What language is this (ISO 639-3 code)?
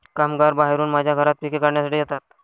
mar